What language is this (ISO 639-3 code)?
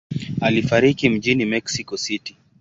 swa